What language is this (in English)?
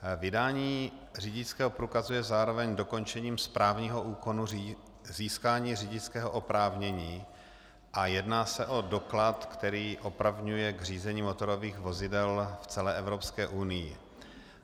Czech